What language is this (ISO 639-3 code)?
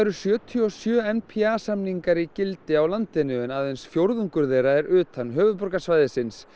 isl